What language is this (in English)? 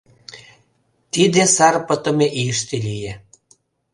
Mari